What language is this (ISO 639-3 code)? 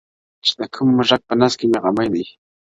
pus